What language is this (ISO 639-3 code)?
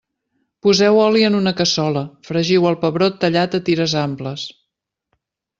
cat